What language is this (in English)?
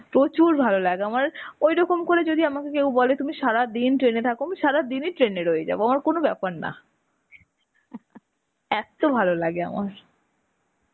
Bangla